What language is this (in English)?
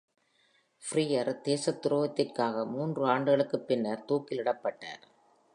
Tamil